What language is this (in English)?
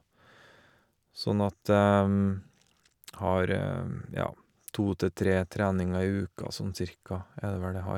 Norwegian